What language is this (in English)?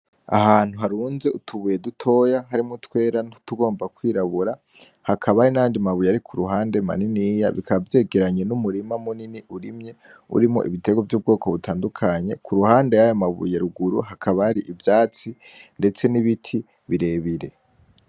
Rundi